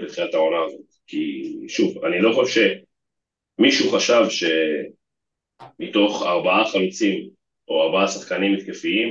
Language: Hebrew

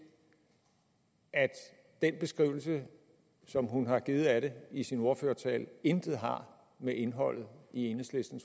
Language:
Danish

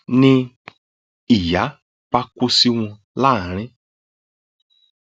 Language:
Yoruba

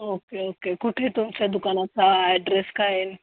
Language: Marathi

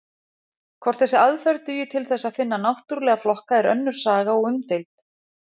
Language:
Icelandic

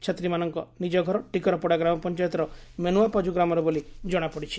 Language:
Odia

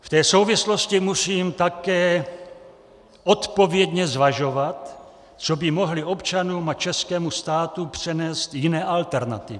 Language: Czech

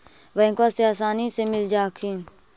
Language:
Magahi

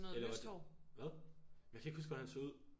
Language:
Danish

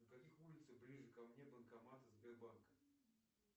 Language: Russian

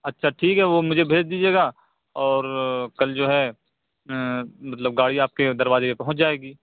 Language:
Urdu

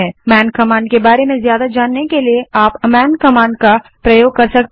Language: Hindi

